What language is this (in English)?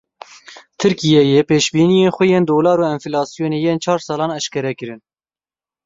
Kurdish